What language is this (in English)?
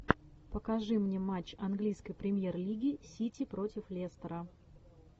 Russian